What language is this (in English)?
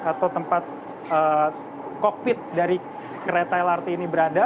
Indonesian